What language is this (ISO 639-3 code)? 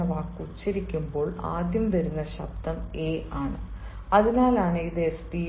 mal